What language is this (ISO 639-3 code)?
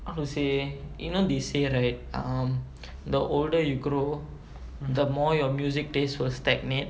eng